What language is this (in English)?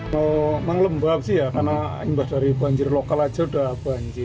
Indonesian